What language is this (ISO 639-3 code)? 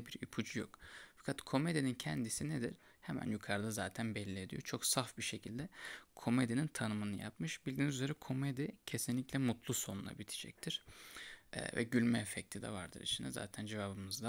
tur